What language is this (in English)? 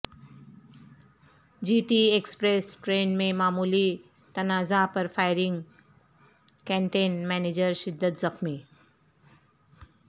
Urdu